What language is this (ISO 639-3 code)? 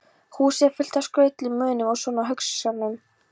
isl